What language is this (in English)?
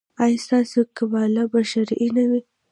Pashto